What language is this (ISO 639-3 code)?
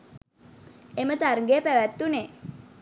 sin